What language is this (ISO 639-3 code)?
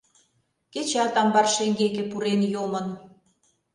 chm